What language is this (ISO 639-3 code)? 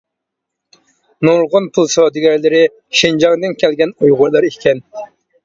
uig